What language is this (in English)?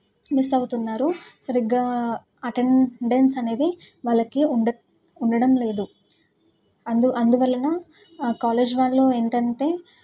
Telugu